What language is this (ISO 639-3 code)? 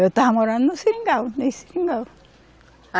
por